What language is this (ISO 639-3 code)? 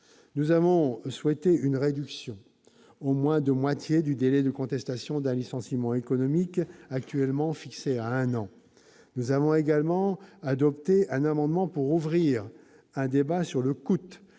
fra